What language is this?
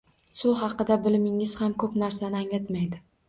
Uzbek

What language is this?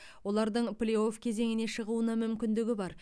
Kazakh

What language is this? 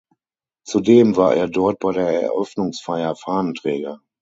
German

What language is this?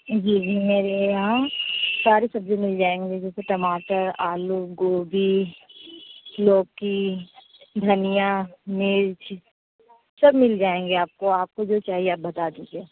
Urdu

